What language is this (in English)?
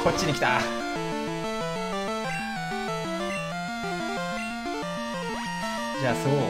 Japanese